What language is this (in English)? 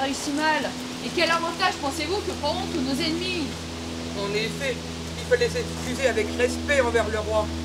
French